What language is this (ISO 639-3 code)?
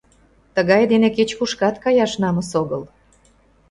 chm